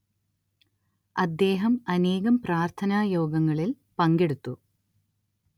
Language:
Malayalam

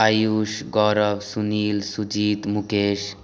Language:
Maithili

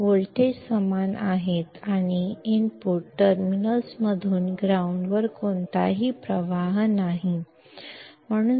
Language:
Kannada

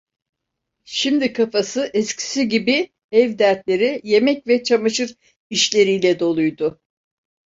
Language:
Turkish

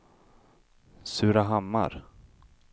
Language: Swedish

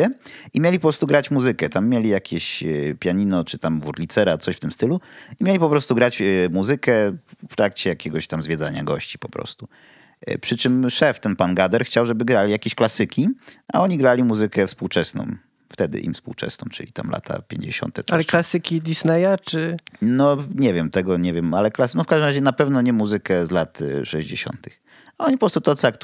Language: Polish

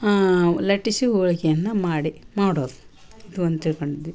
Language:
Kannada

